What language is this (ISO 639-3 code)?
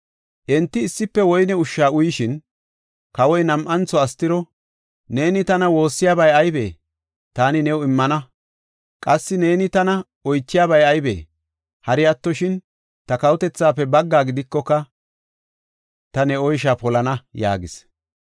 gof